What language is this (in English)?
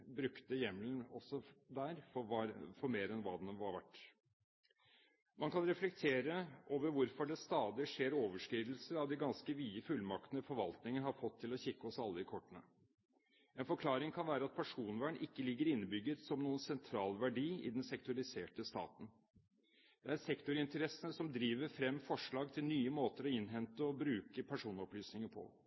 Norwegian Bokmål